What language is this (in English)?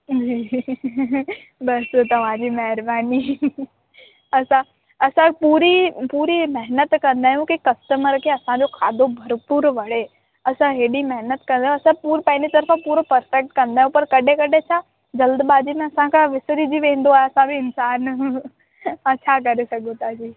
Sindhi